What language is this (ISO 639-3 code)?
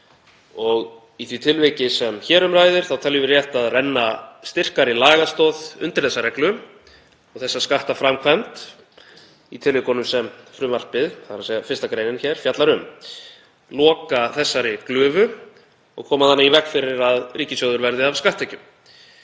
isl